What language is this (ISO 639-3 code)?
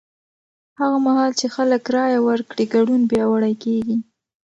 pus